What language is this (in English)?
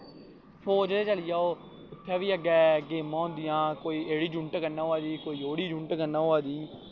Dogri